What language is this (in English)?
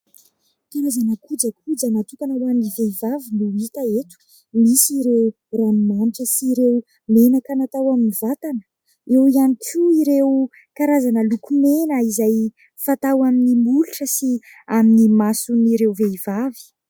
Malagasy